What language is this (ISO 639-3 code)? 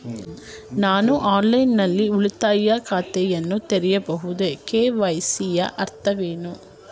kan